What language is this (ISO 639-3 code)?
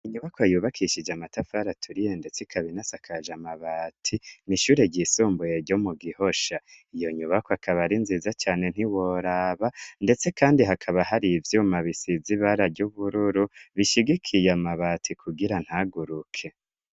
run